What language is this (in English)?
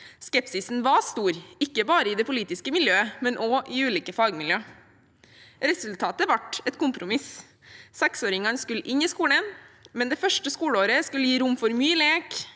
Norwegian